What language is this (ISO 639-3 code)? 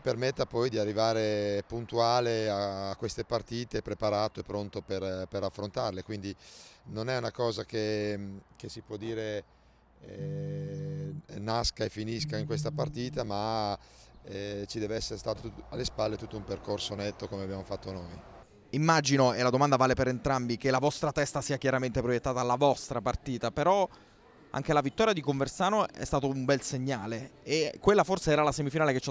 ita